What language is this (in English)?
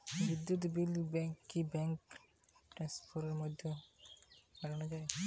Bangla